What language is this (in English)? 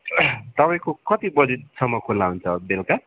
Nepali